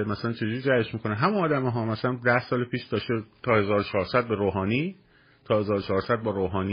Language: Persian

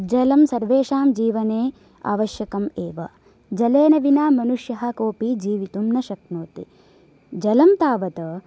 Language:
Sanskrit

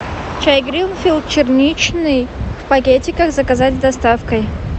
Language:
Russian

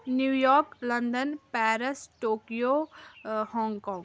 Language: Kashmiri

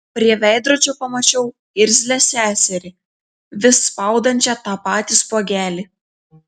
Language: Lithuanian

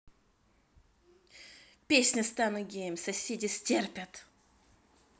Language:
Russian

